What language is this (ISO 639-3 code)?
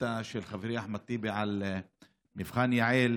heb